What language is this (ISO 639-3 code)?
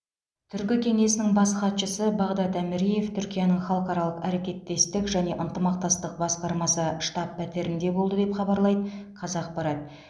kaz